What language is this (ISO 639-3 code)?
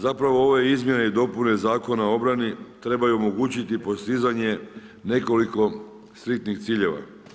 hrv